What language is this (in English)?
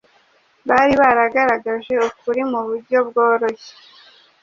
Kinyarwanda